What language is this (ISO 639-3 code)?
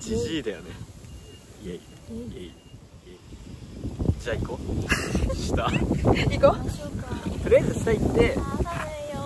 jpn